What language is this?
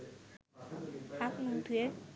Bangla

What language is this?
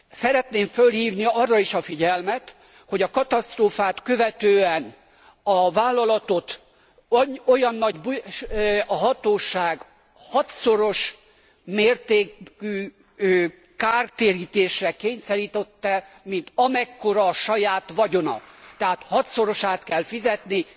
Hungarian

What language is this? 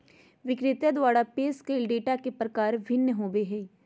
Magahi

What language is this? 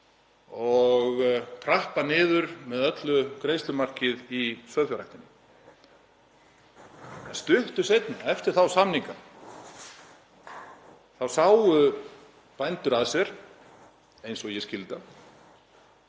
Icelandic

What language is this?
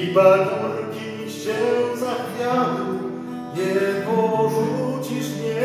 Polish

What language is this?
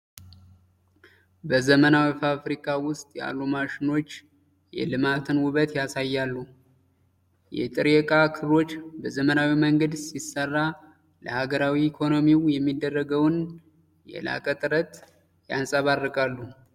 Amharic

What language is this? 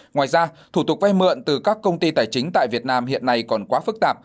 Vietnamese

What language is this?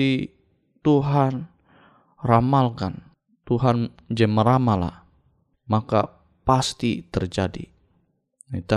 Indonesian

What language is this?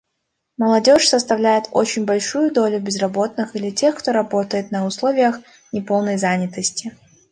Russian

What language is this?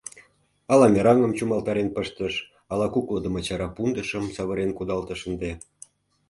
Mari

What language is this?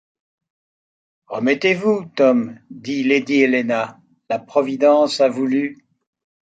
French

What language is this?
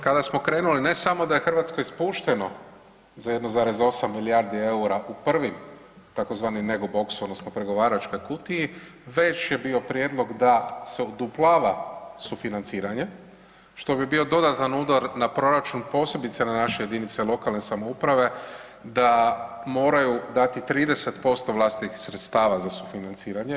Croatian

